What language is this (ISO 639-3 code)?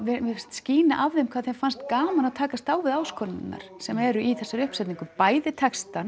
isl